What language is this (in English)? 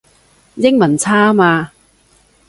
Cantonese